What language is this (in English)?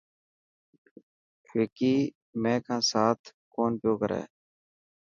Dhatki